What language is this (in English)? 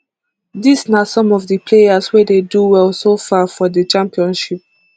Nigerian Pidgin